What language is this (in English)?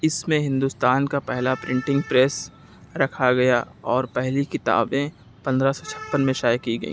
Urdu